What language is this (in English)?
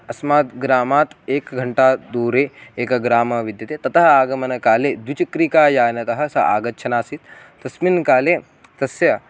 Sanskrit